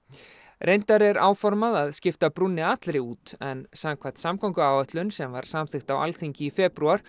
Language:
Icelandic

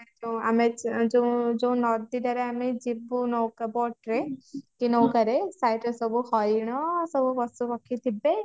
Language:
Odia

